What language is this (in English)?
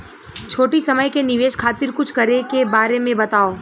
Bhojpuri